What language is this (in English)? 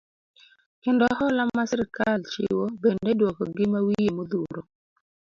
Luo (Kenya and Tanzania)